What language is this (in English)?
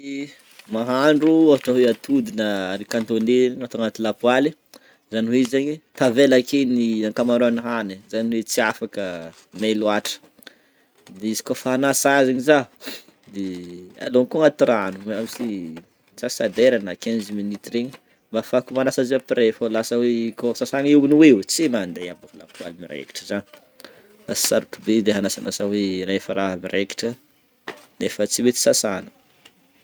Northern Betsimisaraka Malagasy